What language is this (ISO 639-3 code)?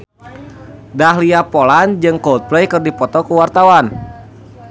sun